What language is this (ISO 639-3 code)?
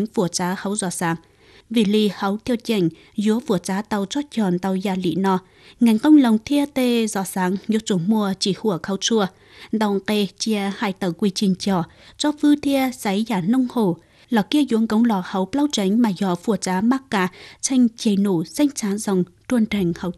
vie